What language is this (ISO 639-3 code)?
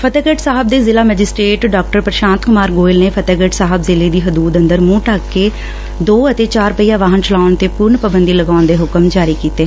pan